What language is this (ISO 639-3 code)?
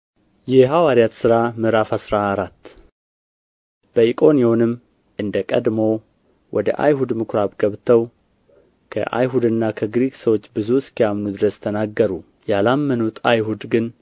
amh